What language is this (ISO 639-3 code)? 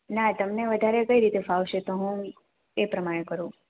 guj